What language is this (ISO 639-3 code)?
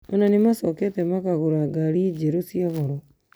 kik